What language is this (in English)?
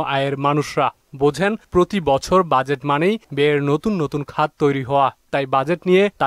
Bangla